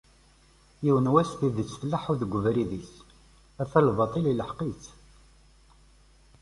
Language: Kabyle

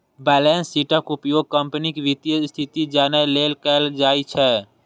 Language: Maithili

